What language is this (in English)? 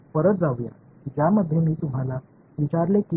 Tamil